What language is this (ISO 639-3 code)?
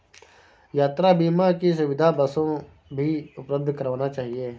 hin